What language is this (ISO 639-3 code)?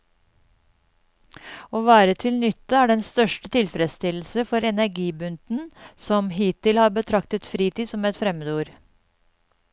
nor